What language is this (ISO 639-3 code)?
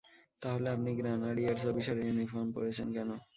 ben